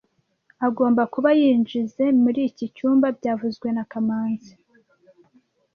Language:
Kinyarwanda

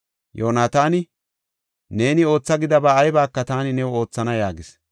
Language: Gofa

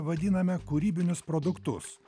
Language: Lithuanian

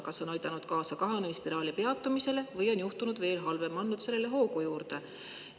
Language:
Estonian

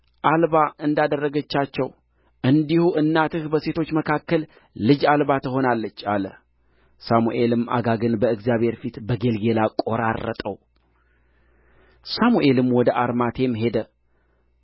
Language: Amharic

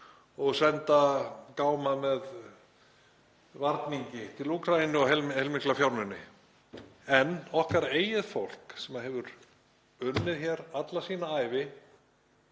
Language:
Icelandic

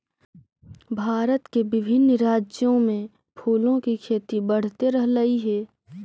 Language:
Magahi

